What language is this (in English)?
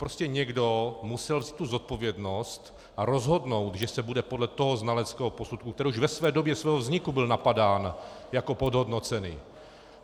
Czech